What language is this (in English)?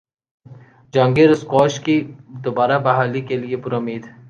Urdu